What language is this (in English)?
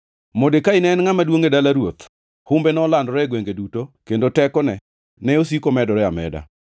Luo (Kenya and Tanzania)